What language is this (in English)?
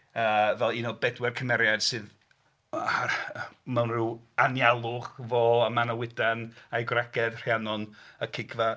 Welsh